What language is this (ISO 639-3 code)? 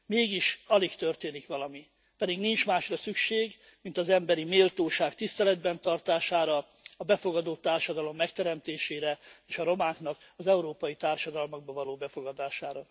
hun